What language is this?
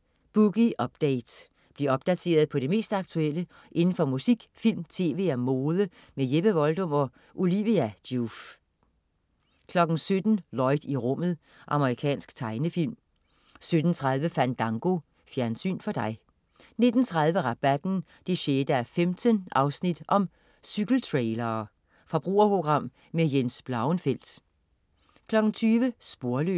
Danish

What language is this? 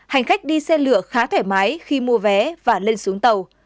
Vietnamese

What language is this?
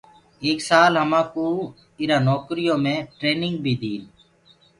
Gurgula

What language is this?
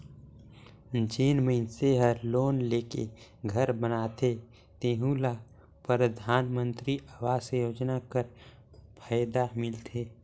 Chhattisgarhi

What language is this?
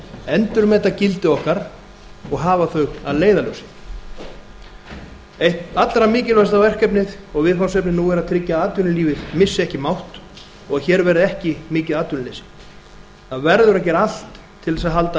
Icelandic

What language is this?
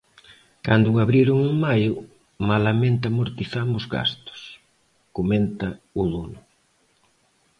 Galician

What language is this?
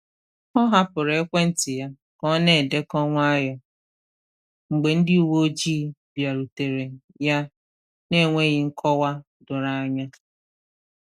Igbo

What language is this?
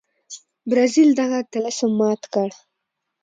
Pashto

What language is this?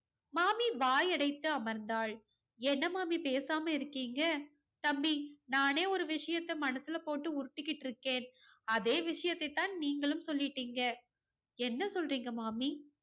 Tamil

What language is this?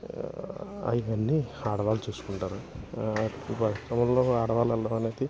Telugu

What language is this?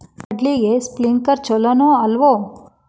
Kannada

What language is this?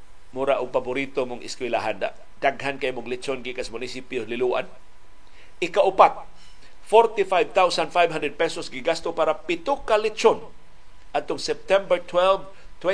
Filipino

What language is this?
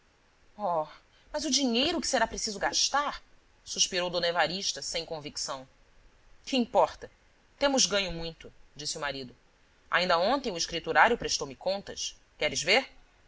Portuguese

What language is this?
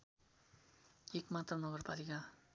Nepali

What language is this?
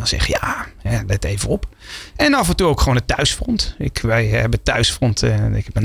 Dutch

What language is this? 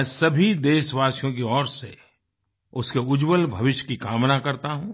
Hindi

